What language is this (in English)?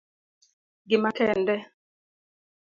Luo (Kenya and Tanzania)